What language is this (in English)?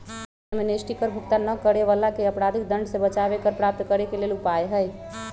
Magahi